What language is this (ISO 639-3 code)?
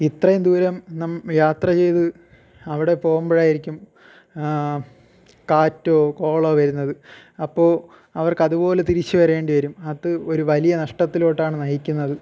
mal